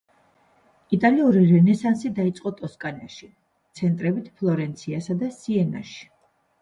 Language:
Georgian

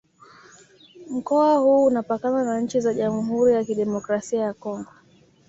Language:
Swahili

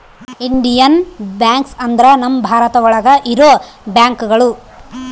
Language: Kannada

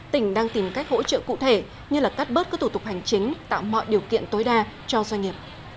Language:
Vietnamese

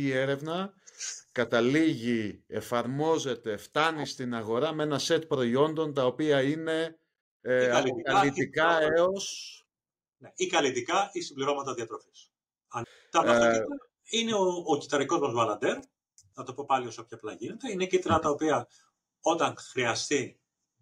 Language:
Greek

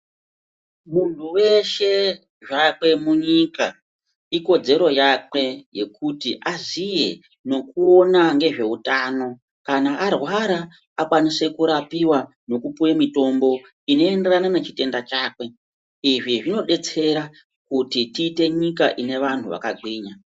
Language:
Ndau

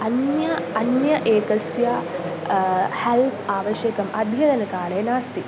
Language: Sanskrit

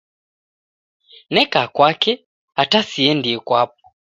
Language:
Taita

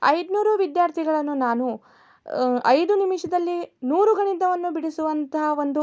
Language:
Kannada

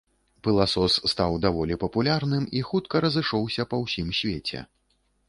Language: Belarusian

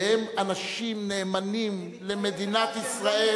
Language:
Hebrew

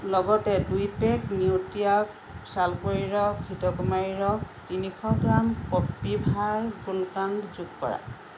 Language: Assamese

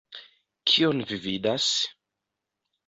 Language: Esperanto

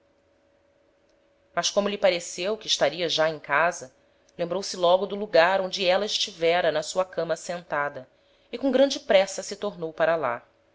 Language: Portuguese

